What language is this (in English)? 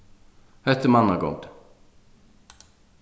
Faroese